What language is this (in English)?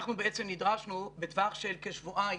Hebrew